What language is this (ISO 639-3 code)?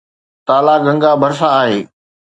snd